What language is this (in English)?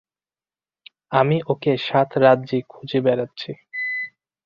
Bangla